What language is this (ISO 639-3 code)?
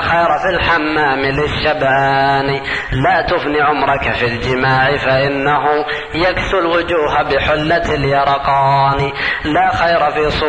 ara